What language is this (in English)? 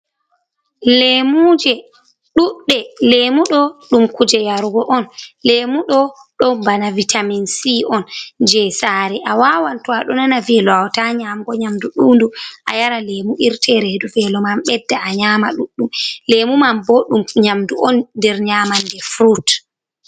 Fula